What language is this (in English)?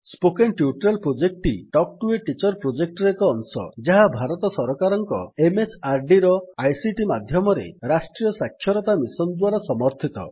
Odia